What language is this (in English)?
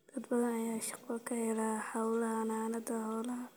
Somali